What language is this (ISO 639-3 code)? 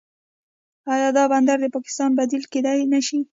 pus